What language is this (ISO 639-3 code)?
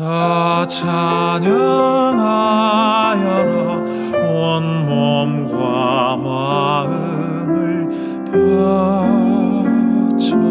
kor